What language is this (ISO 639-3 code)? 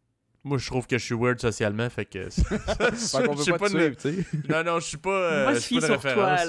fra